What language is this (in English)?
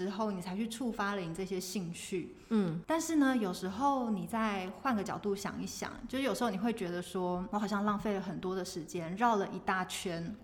Chinese